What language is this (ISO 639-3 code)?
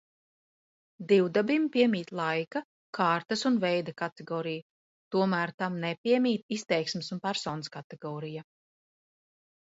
lav